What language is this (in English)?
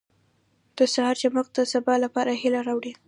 Pashto